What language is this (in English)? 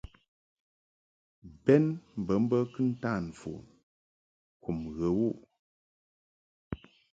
Mungaka